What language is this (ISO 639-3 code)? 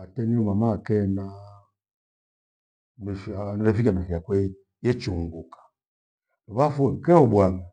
gwe